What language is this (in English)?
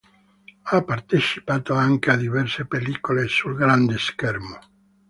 Italian